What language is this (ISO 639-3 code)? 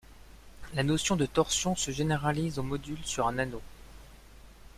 fra